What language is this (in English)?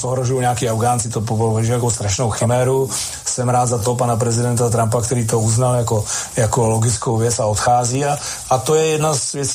Slovak